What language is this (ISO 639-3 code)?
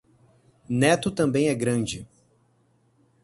por